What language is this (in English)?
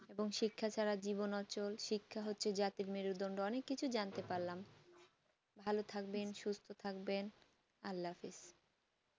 Bangla